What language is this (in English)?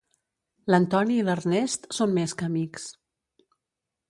Catalan